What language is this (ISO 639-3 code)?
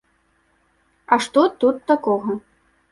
bel